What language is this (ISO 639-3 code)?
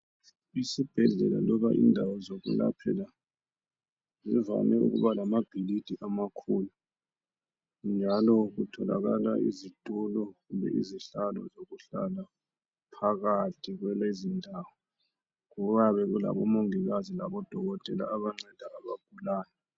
nde